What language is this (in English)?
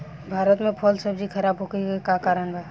Bhojpuri